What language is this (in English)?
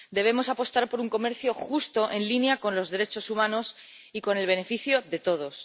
Spanish